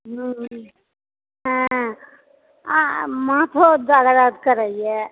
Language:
Maithili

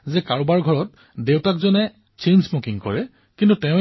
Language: Assamese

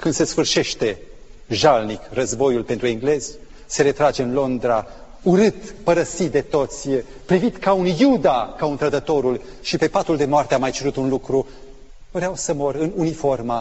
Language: Romanian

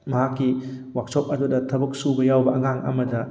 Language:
Manipuri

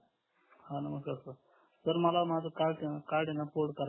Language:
Marathi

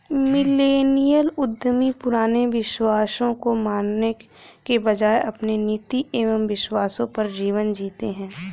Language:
Hindi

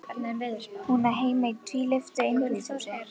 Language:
Icelandic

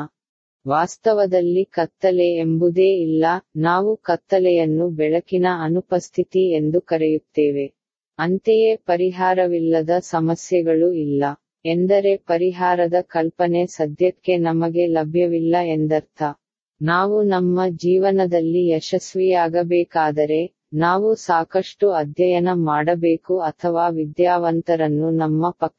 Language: Tamil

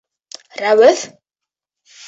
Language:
Bashkir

